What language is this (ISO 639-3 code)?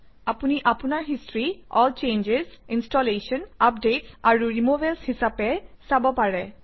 asm